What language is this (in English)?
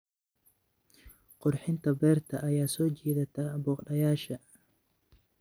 Somali